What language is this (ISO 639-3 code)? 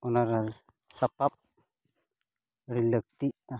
sat